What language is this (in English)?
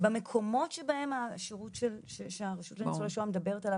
Hebrew